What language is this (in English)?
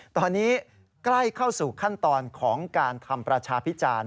Thai